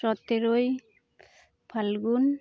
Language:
Santali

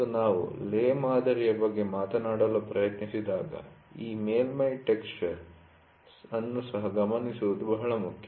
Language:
Kannada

